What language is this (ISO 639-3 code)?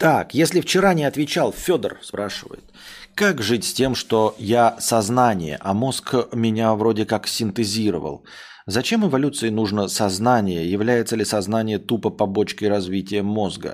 rus